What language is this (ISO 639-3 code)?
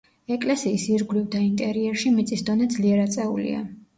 kat